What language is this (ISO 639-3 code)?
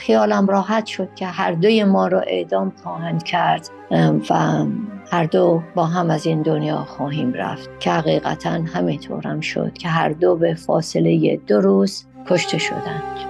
fas